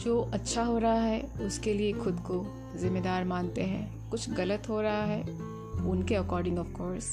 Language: Hindi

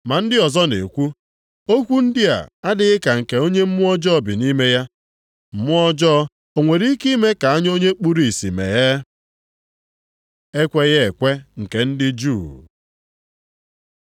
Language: Igbo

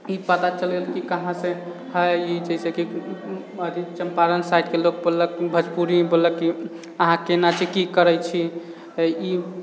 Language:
Maithili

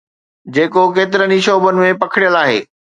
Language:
Sindhi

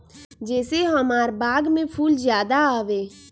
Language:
Magahi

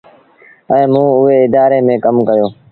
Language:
Sindhi Bhil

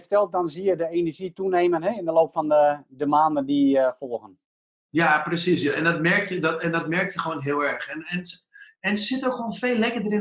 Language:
Dutch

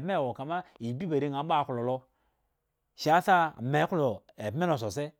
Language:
Eggon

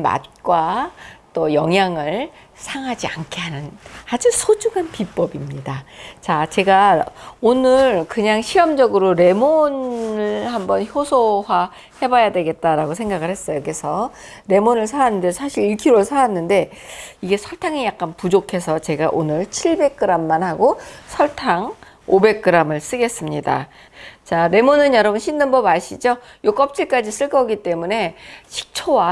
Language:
Korean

